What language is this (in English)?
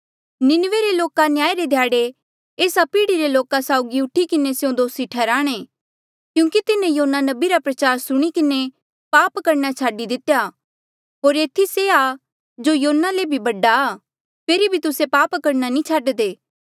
Mandeali